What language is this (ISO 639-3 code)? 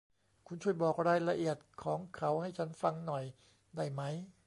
tha